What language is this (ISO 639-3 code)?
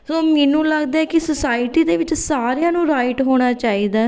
pan